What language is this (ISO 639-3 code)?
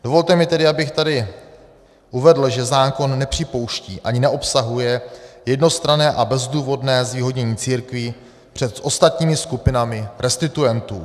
ces